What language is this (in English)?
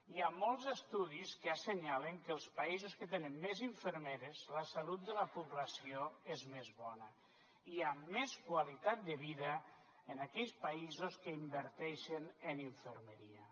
Catalan